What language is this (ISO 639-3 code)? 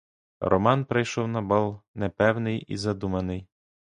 ukr